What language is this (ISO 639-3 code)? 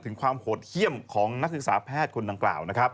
tha